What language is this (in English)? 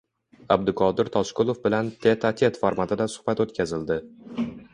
Uzbek